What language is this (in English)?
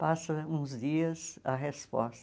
Portuguese